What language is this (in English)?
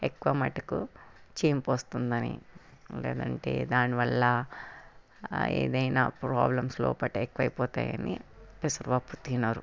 Telugu